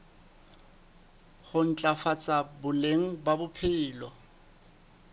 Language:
Southern Sotho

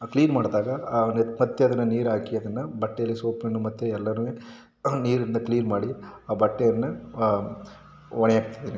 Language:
Kannada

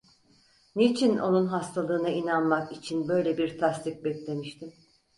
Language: Turkish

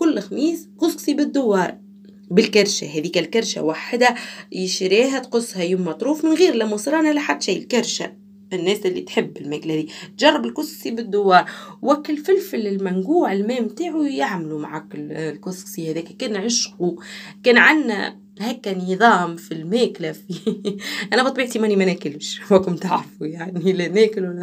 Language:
Arabic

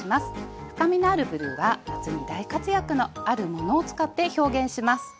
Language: Japanese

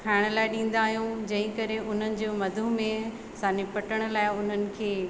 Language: Sindhi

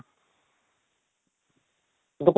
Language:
Odia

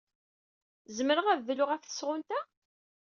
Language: Kabyle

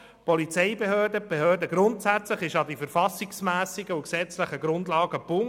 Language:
Swiss German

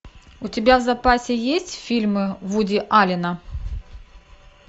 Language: Russian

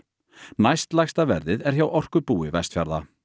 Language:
Icelandic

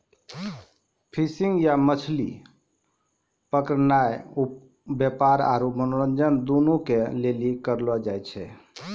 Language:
Maithili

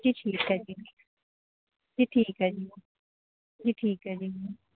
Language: Punjabi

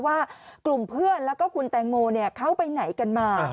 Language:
Thai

